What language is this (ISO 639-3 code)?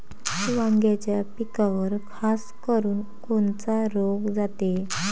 mar